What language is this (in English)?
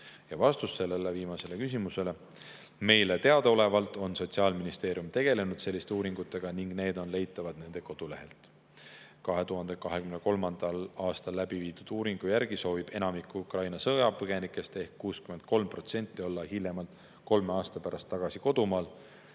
Estonian